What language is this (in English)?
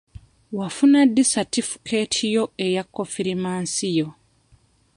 Ganda